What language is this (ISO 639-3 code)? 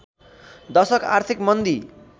nep